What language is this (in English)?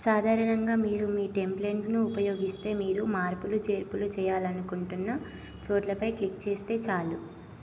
Telugu